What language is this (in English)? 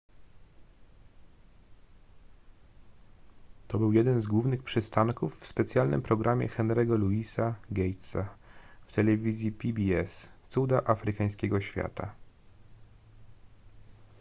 Polish